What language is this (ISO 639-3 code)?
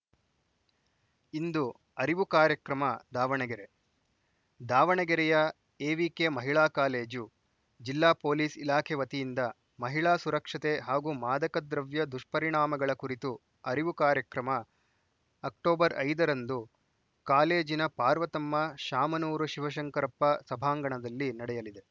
kan